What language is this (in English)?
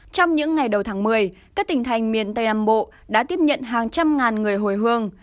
Vietnamese